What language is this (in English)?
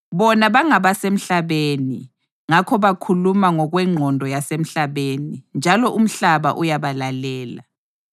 North Ndebele